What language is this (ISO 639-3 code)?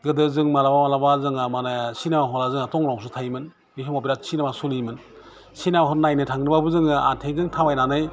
brx